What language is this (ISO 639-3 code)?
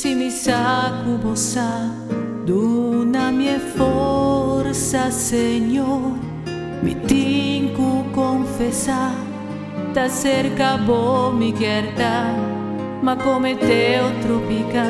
ron